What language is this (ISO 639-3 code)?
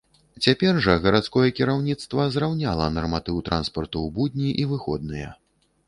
bel